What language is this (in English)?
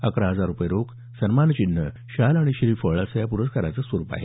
Marathi